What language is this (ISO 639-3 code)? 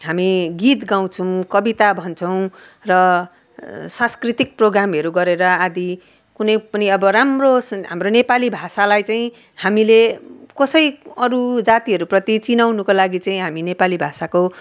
nep